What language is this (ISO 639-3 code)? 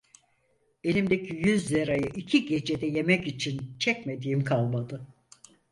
tur